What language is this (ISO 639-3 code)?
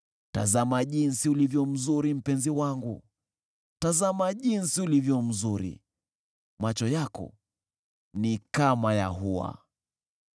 swa